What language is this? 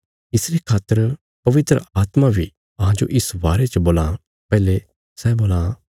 Bilaspuri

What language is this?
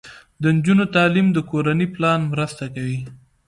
Pashto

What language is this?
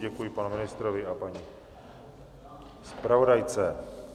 Czech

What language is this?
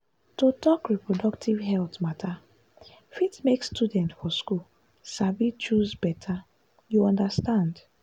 Nigerian Pidgin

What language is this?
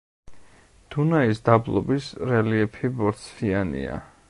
Georgian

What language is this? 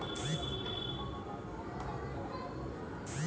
Chhattisgarhi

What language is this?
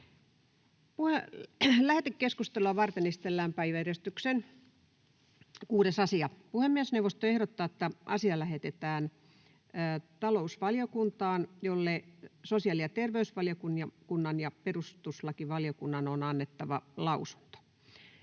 Finnish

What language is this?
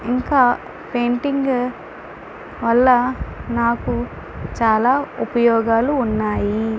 Telugu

